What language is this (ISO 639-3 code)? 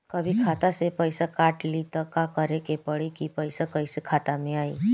bho